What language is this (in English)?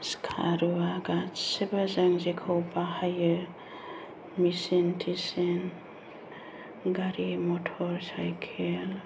Bodo